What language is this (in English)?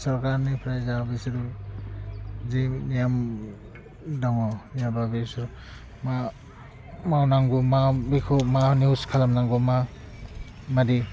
Bodo